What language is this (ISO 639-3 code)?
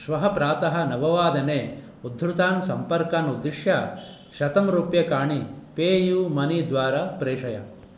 san